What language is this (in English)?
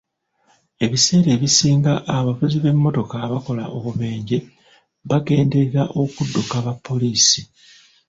Ganda